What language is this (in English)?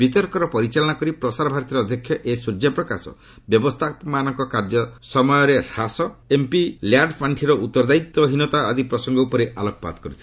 Odia